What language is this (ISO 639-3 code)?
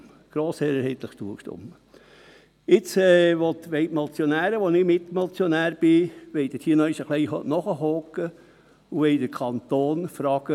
gsw